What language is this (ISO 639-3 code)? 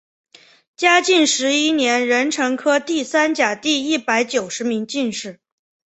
zho